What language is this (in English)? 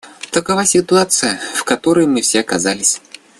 Russian